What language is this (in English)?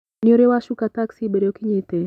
Kikuyu